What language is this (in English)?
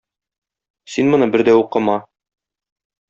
Tatar